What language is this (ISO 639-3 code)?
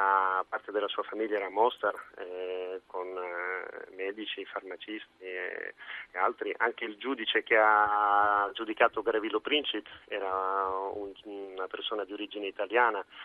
ita